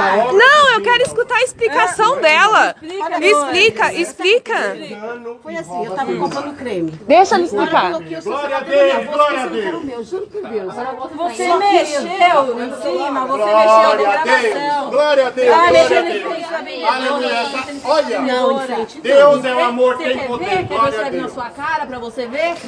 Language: Portuguese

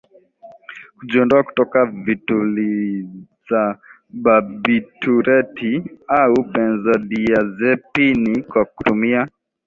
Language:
Swahili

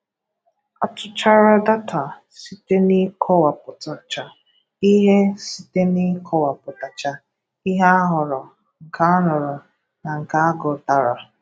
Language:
Igbo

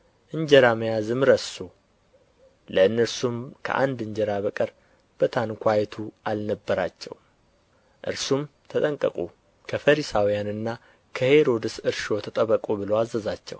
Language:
Amharic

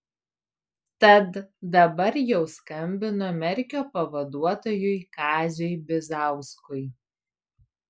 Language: Lithuanian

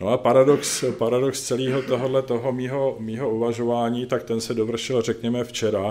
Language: Czech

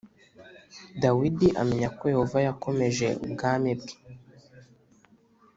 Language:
Kinyarwanda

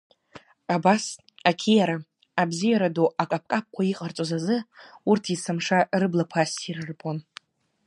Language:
Abkhazian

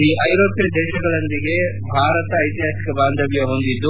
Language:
Kannada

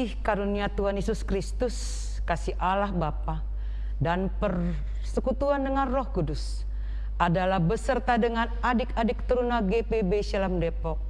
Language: Indonesian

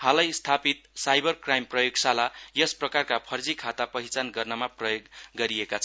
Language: Nepali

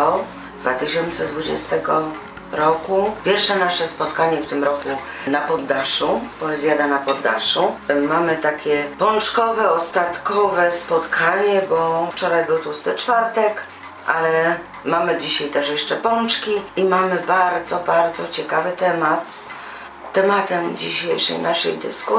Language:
Polish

